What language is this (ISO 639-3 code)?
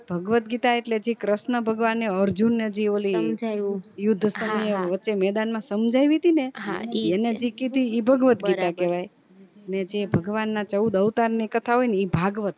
guj